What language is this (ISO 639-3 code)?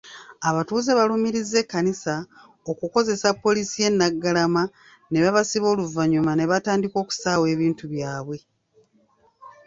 lug